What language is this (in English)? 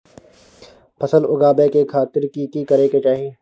Maithili